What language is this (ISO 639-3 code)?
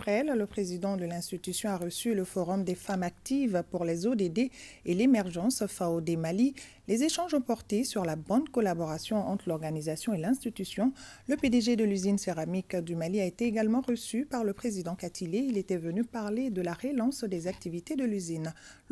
fra